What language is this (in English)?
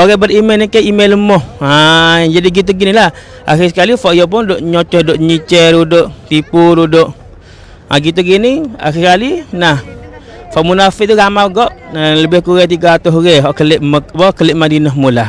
Malay